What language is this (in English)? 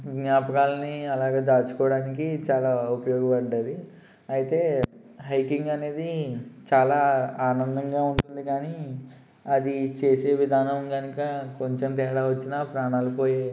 Telugu